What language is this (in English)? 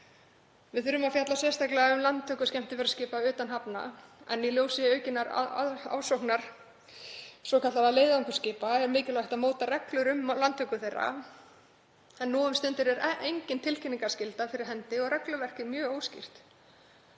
Icelandic